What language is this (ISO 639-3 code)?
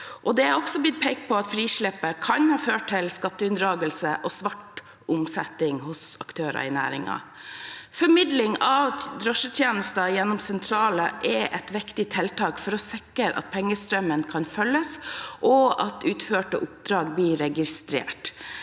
nor